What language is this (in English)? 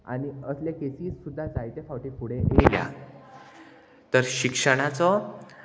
Konkani